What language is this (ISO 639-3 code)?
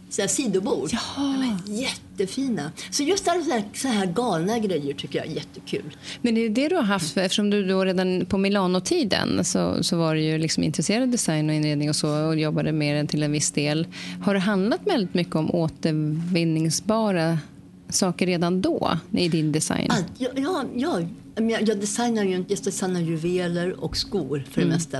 swe